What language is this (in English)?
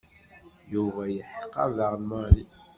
Kabyle